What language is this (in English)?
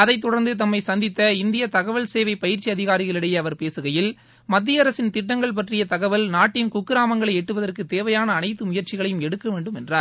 Tamil